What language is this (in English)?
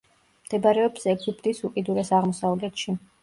Georgian